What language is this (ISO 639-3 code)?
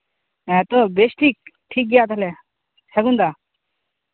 sat